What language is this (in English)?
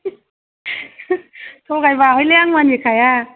Bodo